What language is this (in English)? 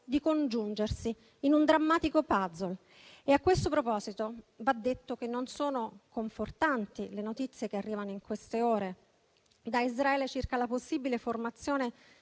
Italian